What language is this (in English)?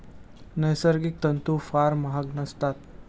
Marathi